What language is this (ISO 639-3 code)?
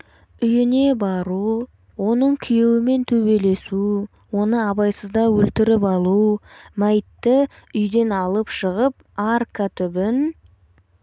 kaz